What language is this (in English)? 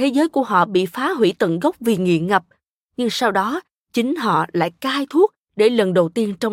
Vietnamese